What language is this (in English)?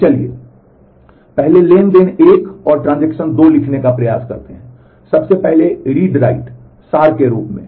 Hindi